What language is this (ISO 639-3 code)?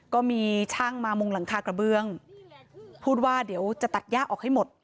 tha